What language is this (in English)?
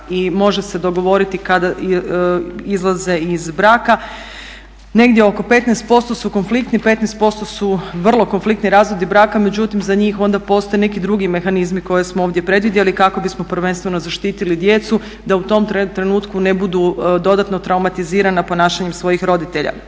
Croatian